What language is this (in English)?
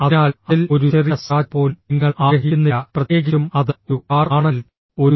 Malayalam